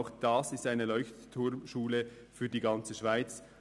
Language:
Swiss German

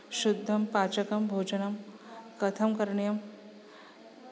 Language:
Sanskrit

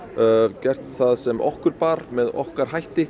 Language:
Icelandic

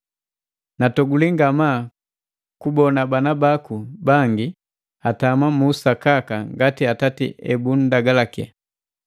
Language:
Matengo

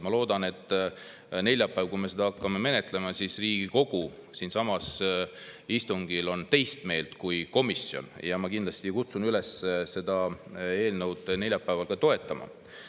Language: Estonian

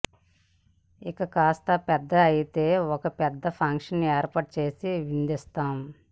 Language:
Telugu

